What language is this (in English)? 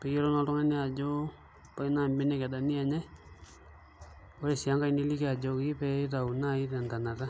Masai